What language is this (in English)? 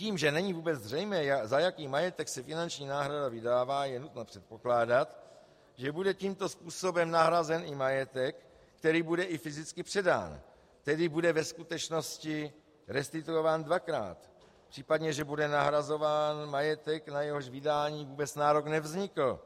Czech